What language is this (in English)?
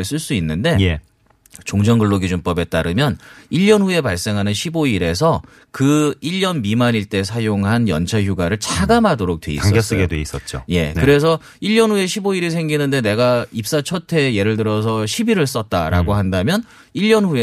Korean